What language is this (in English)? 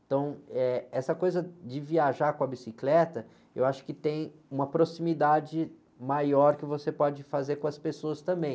Portuguese